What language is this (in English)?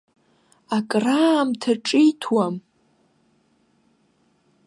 Abkhazian